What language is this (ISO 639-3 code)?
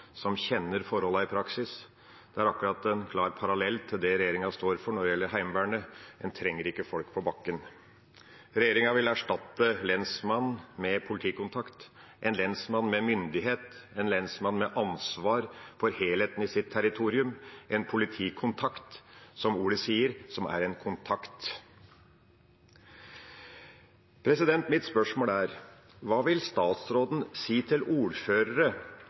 nno